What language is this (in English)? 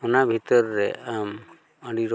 Santali